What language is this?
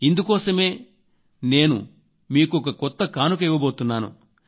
Telugu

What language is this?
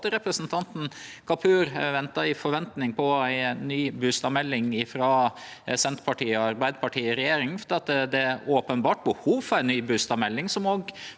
Norwegian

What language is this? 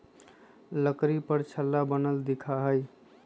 Magahi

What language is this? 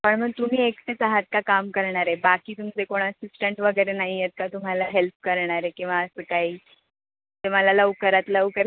Marathi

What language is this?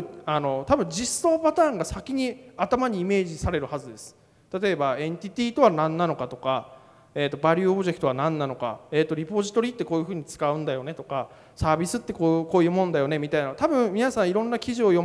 Japanese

